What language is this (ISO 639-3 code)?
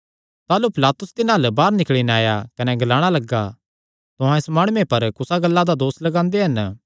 xnr